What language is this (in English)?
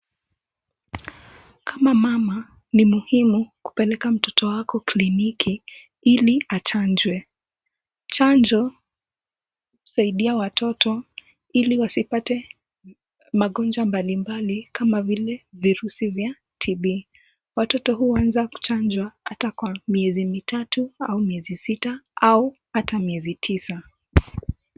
Swahili